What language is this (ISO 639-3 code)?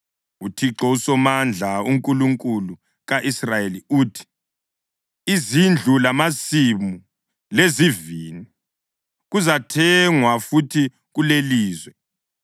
nde